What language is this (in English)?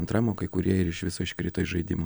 Lithuanian